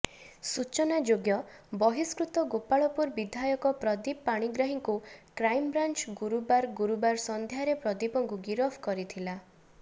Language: Odia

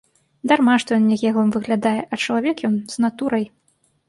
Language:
Belarusian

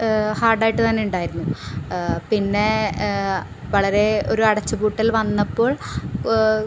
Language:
Malayalam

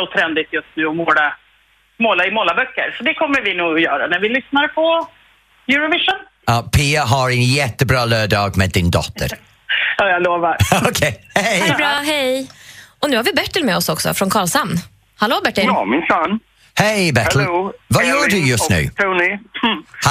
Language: Swedish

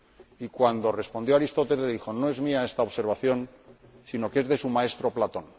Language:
Spanish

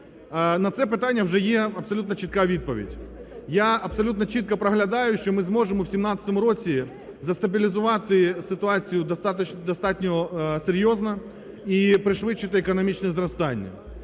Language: Ukrainian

